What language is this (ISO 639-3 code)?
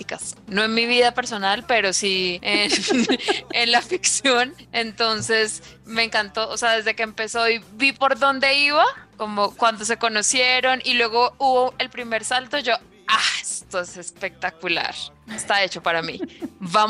spa